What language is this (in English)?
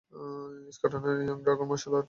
Bangla